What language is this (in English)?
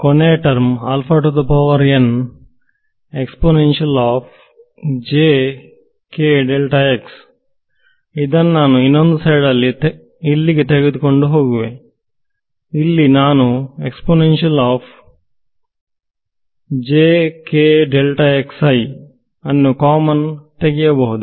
Kannada